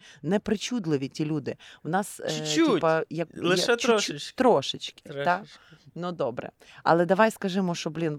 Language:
Ukrainian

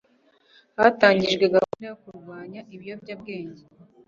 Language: Kinyarwanda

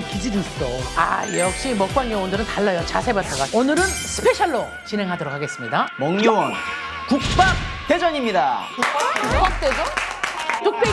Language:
Korean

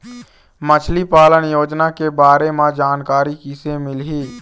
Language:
Chhattisgarhi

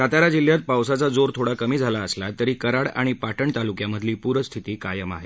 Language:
Marathi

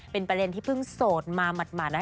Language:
Thai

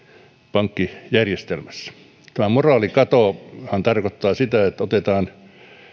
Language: Finnish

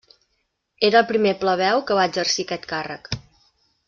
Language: Catalan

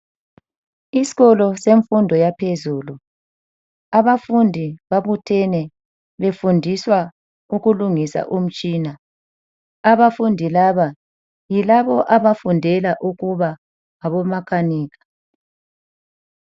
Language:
North Ndebele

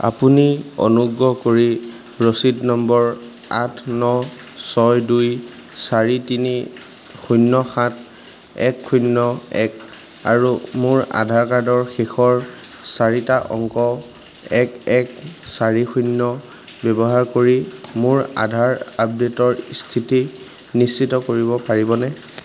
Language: Assamese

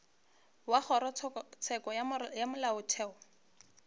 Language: Northern Sotho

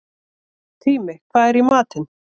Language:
Icelandic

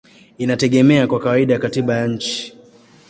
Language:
Swahili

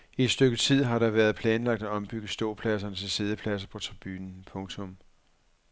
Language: Danish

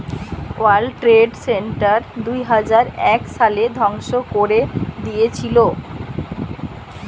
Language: Bangla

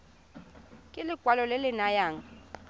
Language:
Tswana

